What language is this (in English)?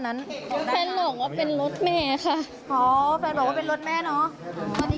Thai